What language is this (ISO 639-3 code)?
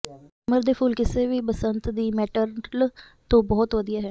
pan